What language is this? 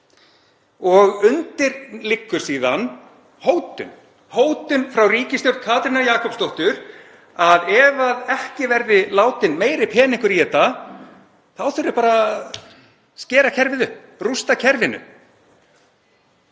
Icelandic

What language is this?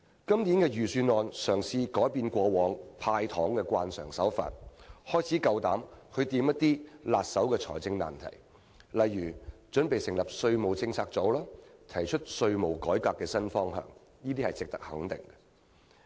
Cantonese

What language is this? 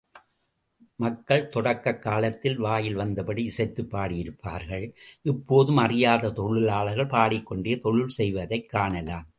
Tamil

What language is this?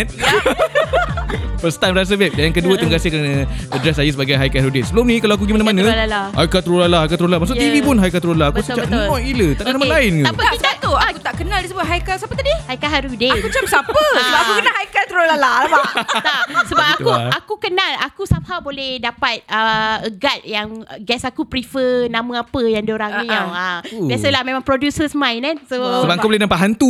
Malay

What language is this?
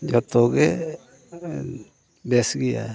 Santali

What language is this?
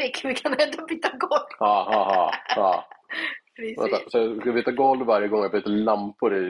Swedish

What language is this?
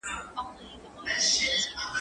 Pashto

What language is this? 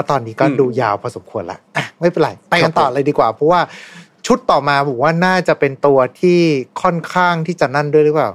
Thai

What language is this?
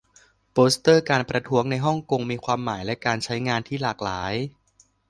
Thai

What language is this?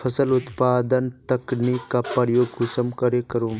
Magahi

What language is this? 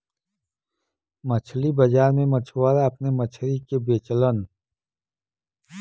Bhojpuri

